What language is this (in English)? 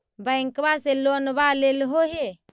Magahi